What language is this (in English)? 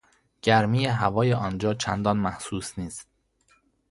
Persian